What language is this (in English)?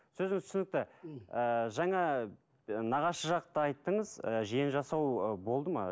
Kazakh